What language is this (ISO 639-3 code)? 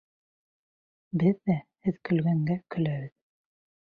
bak